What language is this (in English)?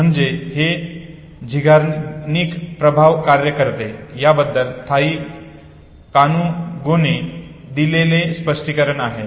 Marathi